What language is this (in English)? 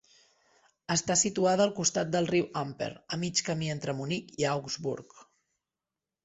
Catalan